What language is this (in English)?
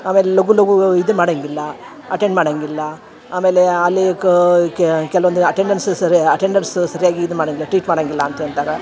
Kannada